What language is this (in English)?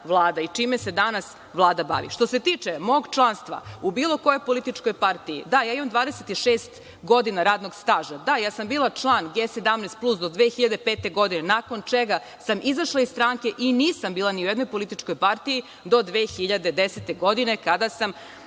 Serbian